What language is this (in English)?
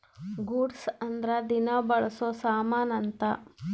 Kannada